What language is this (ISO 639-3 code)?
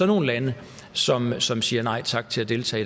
dan